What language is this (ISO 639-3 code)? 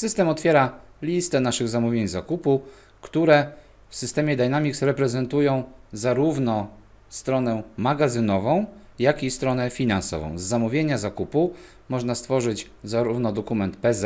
pol